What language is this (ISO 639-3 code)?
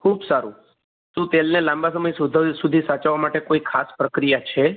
guj